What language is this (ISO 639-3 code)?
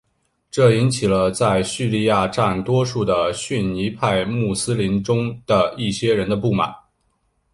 zho